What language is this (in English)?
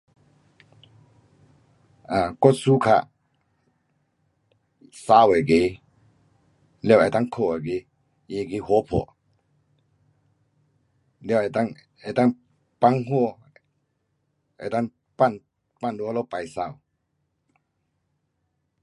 Pu-Xian Chinese